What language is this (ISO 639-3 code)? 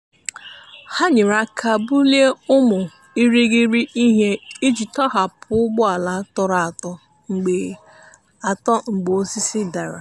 ibo